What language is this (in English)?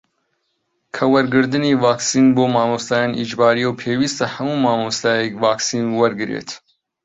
Central Kurdish